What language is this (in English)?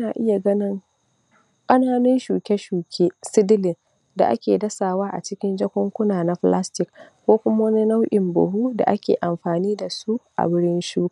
Hausa